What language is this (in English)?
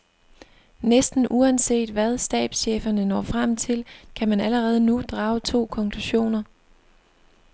Danish